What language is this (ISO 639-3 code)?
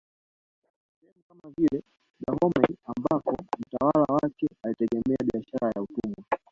swa